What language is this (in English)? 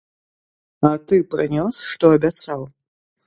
Belarusian